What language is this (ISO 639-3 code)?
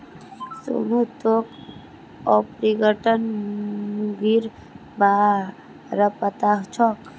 mag